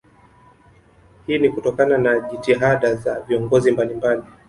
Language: Swahili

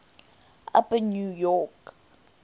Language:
English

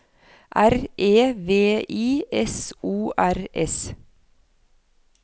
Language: Norwegian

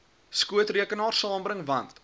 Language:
Afrikaans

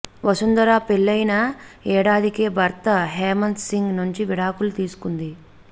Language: Telugu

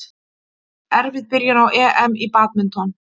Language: Icelandic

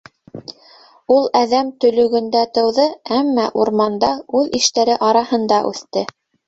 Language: Bashkir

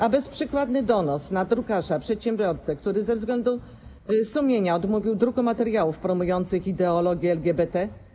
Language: Polish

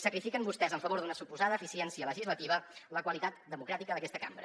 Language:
Catalan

